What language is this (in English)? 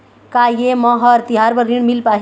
Chhattisgarhi